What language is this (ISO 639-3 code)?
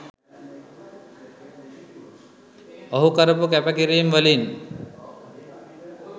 sin